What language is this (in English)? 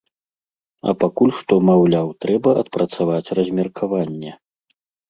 Belarusian